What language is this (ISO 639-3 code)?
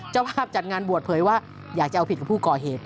tha